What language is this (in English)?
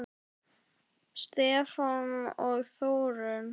Icelandic